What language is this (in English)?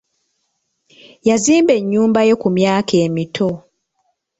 Ganda